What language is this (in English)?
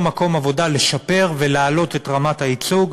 Hebrew